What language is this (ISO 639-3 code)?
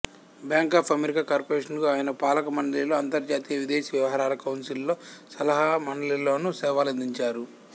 tel